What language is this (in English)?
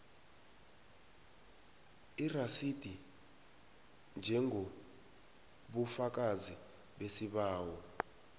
South Ndebele